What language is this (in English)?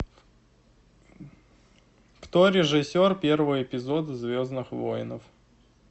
Russian